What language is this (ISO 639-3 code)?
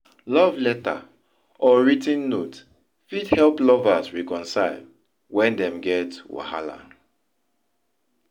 pcm